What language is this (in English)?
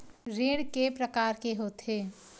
Chhattisgarhi